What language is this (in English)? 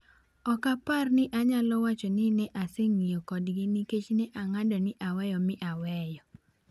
Luo (Kenya and Tanzania)